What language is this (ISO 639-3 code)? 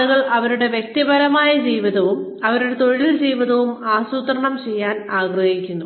mal